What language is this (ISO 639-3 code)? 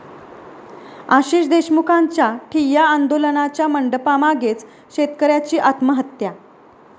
mar